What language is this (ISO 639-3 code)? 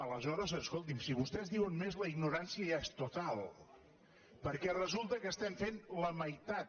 cat